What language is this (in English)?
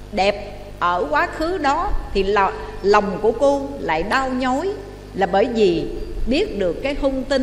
Vietnamese